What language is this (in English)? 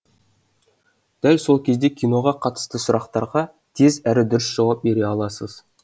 Kazakh